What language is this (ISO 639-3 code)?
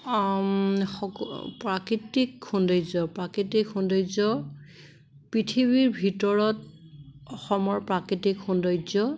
asm